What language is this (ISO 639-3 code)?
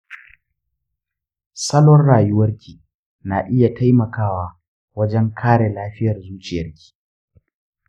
hau